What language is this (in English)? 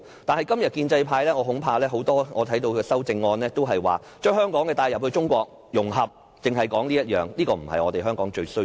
Cantonese